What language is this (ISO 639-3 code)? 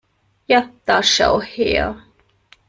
deu